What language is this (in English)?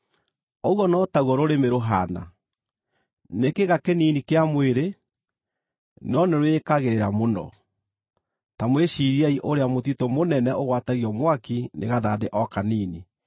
Kikuyu